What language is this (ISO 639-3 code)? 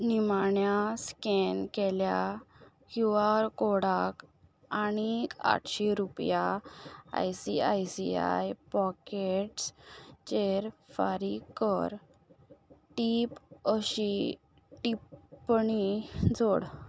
kok